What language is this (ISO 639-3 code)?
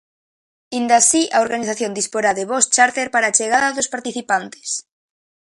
glg